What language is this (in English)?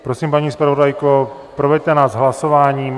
Czech